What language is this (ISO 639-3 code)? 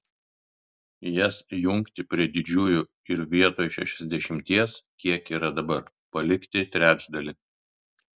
lit